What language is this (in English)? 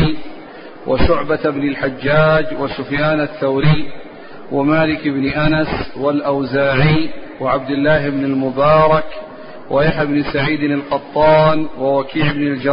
Arabic